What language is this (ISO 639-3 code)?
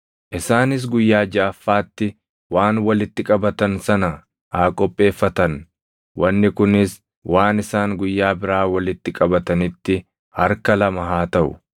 orm